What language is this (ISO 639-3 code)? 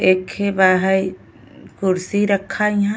bho